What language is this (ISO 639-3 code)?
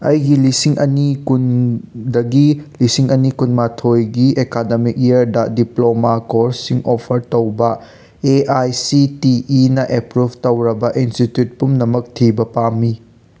mni